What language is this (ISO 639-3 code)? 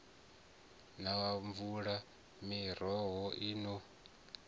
ven